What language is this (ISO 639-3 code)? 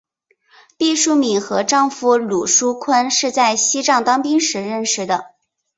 zho